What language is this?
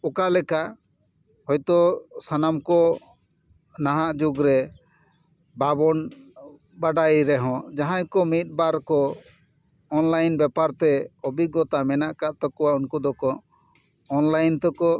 Santali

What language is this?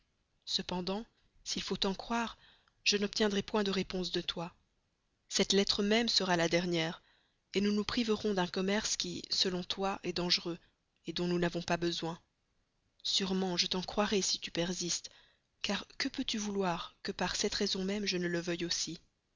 French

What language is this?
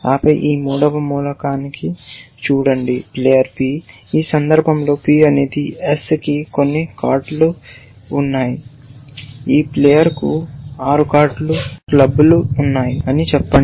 Telugu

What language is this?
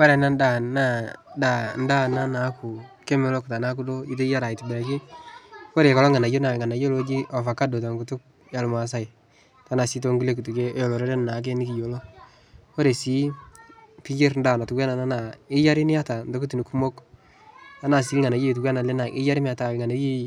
Masai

